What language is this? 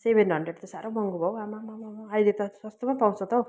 Nepali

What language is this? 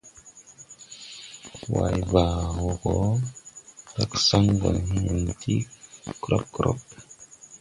Tupuri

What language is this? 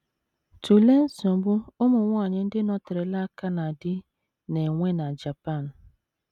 Igbo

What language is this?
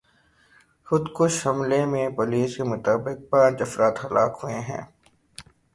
Urdu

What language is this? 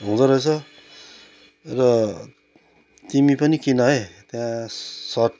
Nepali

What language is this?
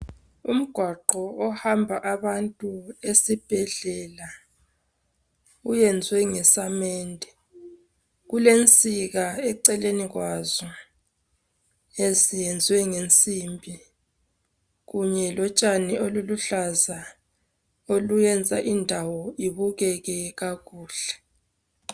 North Ndebele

